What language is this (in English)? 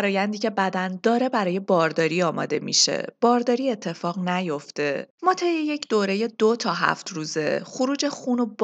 Persian